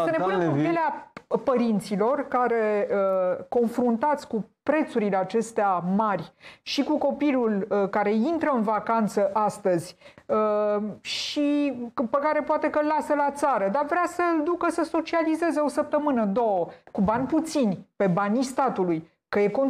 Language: Romanian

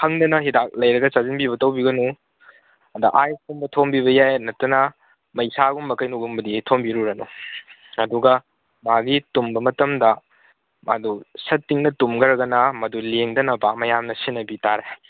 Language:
Manipuri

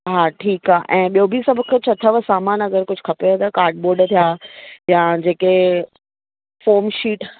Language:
Sindhi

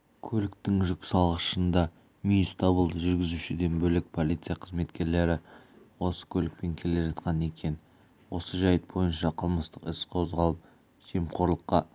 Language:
Kazakh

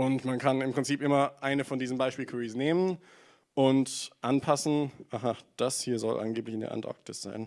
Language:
German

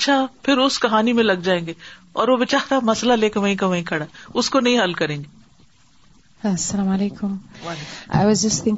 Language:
Urdu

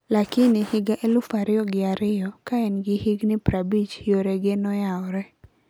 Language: Luo (Kenya and Tanzania)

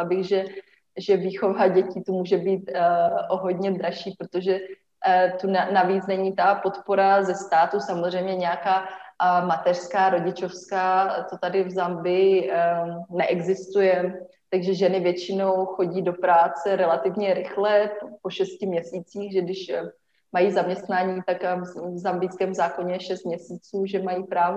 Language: Czech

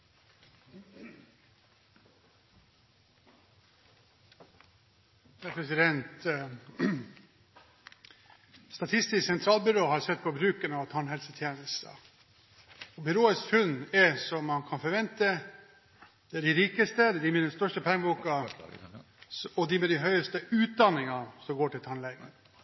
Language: Norwegian Bokmål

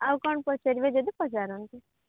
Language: Odia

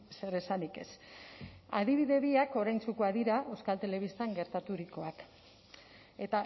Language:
Basque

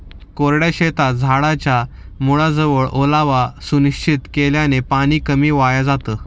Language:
Marathi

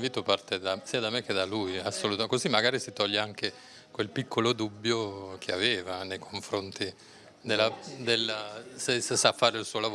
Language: Italian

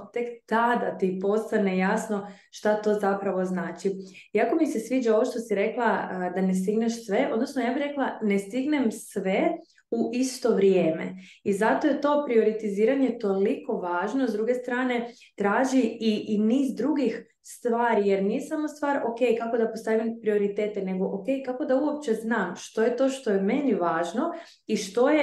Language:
Croatian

